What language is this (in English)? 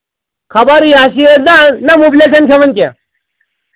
Kashmiri